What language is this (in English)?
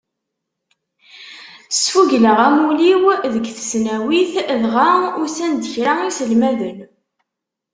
Kabyle